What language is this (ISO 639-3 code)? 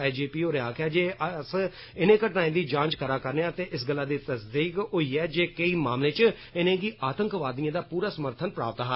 doi